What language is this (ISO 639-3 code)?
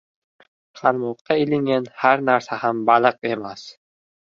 uzb